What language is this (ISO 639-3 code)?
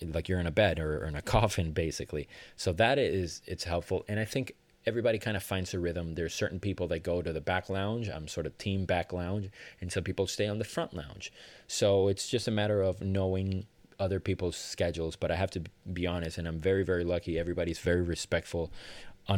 eng